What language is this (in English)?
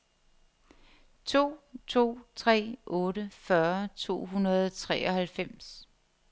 Danish